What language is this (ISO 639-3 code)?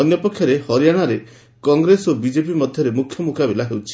ori